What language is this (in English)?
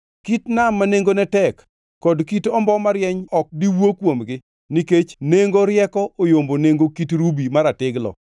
Luo (Kenya and Tanzania)